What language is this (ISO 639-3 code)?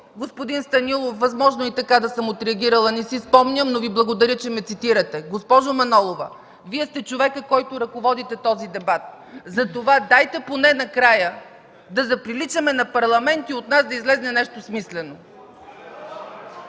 bul